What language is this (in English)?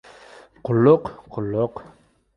Uzbek